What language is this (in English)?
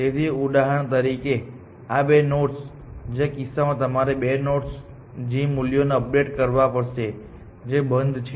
Gujarati